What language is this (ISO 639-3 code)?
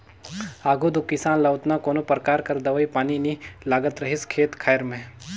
hne